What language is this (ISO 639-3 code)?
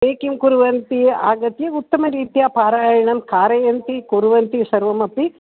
san